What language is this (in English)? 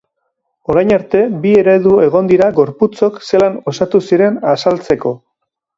Basque